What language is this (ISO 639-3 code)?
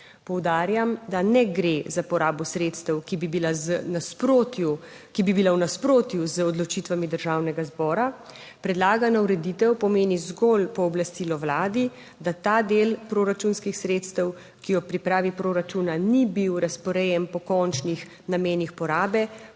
slv